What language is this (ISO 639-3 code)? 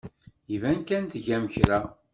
kab